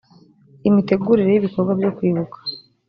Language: Kinyarwanda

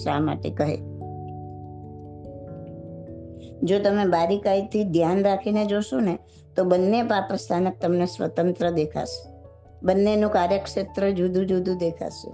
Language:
Gujarati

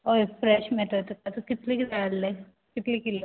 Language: Konkani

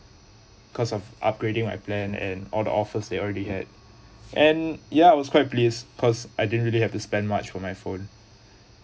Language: English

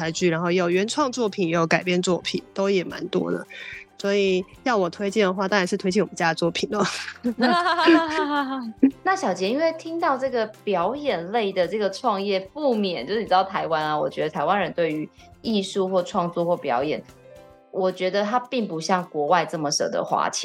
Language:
Chinese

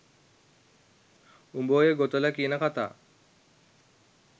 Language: Sinhala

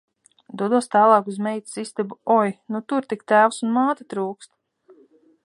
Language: Latvian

